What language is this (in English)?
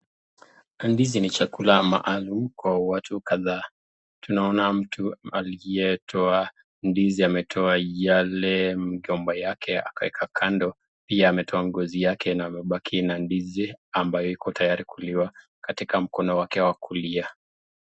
Swahili